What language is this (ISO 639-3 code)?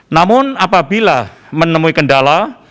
ind